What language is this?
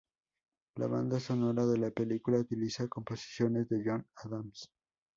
Spanish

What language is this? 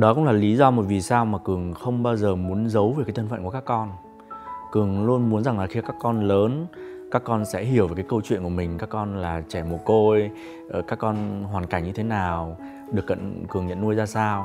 Vietnamese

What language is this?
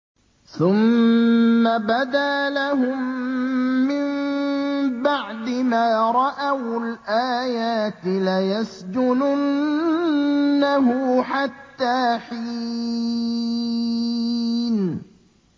Arabic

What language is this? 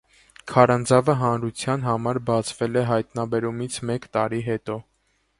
Armenian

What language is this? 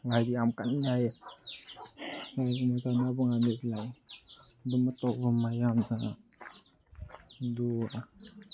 Manipuri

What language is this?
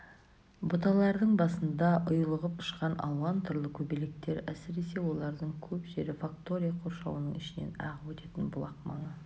Kazakh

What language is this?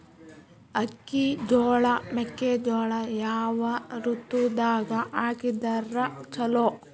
Kannada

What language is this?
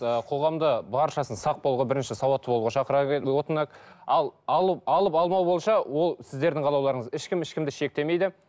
Kazakh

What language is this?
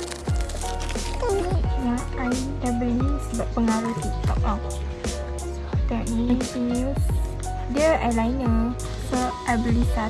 Malay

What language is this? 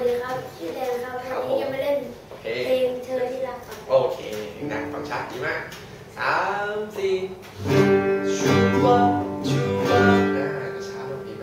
Thai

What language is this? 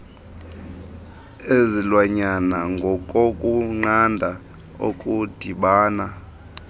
Xhosa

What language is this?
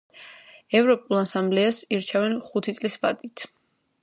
Georgian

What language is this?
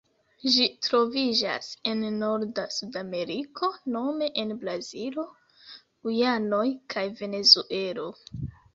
Esperanto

